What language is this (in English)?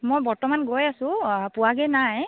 Assamese